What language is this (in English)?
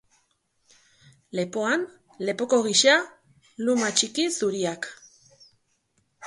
Basque